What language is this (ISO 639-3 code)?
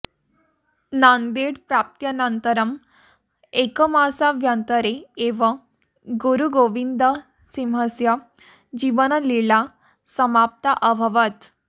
san